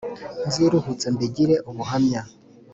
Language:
Kinyarwanda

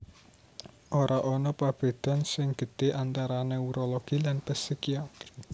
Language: Javanese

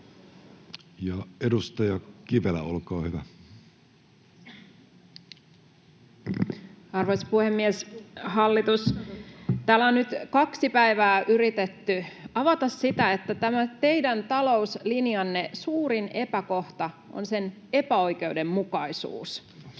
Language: Finnish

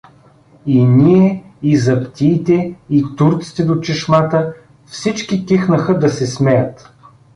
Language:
Bulgarian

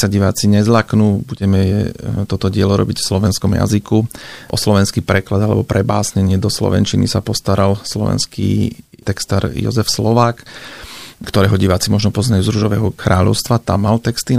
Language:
Slovak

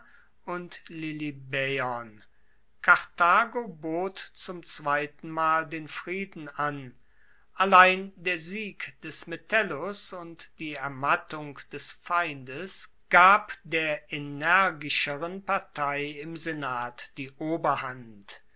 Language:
German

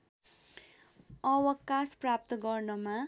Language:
Nepali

